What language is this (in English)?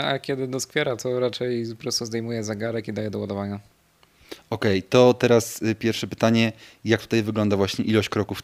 Polish